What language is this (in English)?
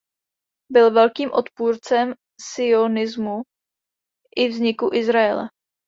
Czech